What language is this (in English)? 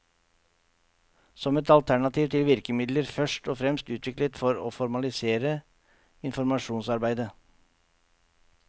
Norwegian